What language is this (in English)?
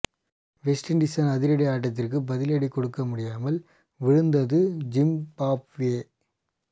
Tamil